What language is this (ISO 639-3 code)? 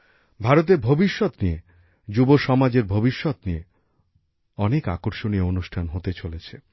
ben